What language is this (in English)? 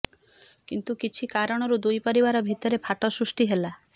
Odia